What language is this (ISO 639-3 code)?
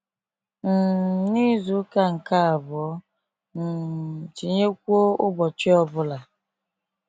ibo